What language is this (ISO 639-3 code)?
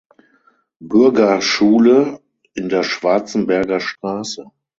deu